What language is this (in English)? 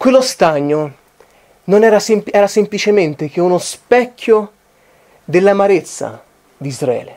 Italian